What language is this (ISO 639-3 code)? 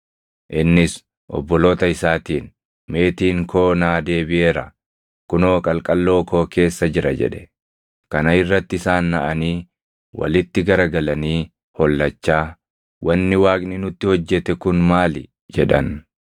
orm